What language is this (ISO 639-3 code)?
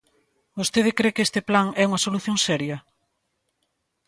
glg